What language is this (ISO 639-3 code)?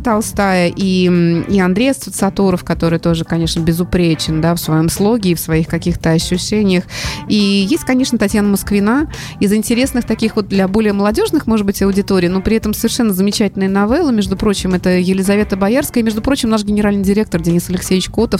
rus